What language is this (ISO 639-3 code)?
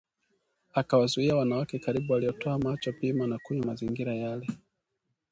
swa